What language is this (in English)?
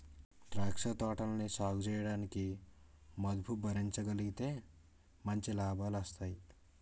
Telugu